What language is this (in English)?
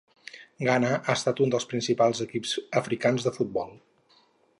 Catalan